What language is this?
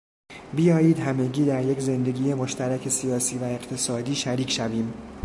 Persian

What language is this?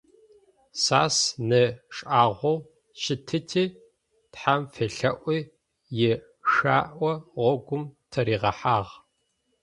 Adyghe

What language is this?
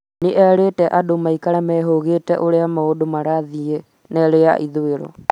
Kikuyu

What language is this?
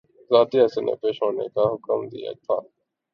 Urdu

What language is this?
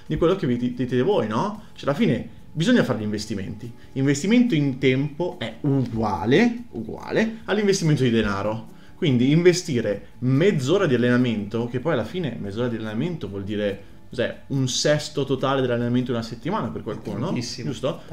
Italian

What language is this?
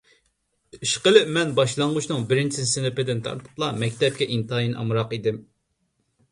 Uyghur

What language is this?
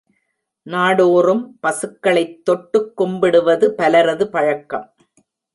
Tamil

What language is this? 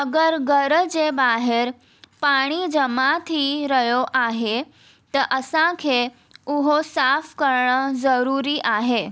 Sindhi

